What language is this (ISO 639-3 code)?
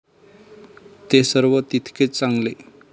mar